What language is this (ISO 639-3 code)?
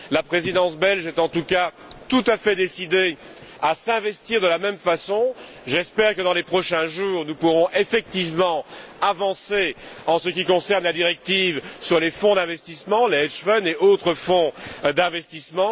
fra